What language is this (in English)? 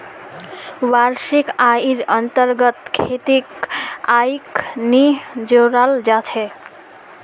Magahi